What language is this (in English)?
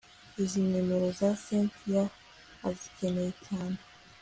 Kinyarwanda